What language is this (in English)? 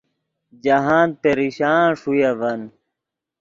Yidgha